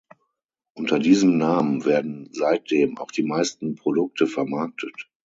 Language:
German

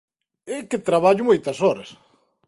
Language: Galician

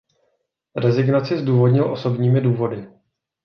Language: Czech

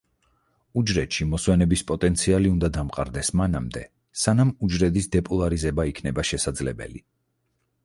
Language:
Georgian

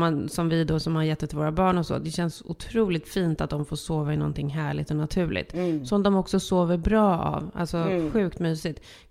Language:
Swedish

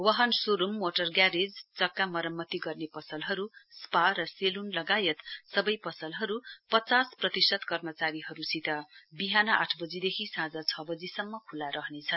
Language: Nepali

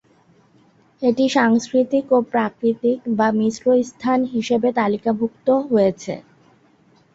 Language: Bangla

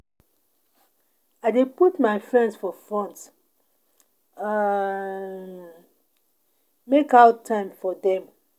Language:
Nigerian Pidgin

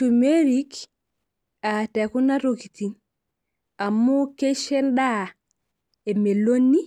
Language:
Masai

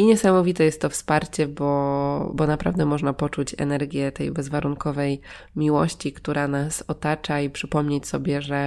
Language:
Polish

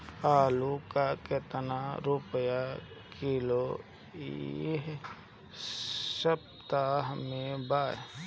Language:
Bhojpuri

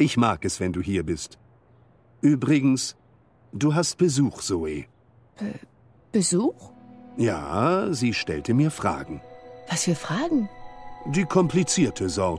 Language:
German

